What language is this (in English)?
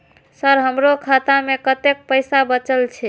Maithili